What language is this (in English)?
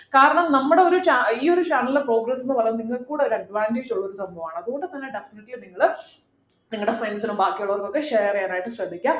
Malayalam